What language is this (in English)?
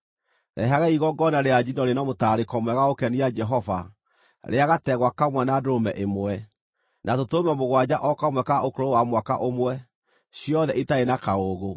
Kikuyu